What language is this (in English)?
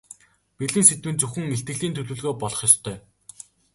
Mongolian